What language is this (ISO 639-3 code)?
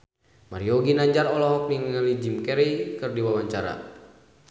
sun